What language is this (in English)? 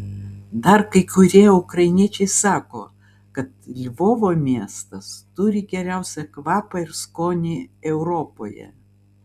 Lithuanian